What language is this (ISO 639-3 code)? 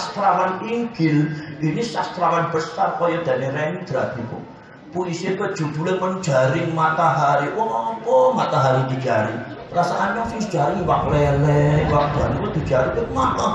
ind